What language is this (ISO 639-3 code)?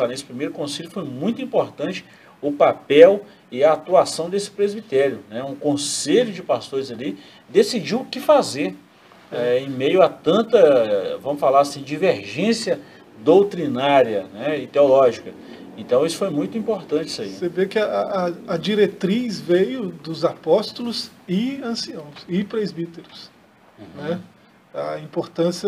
por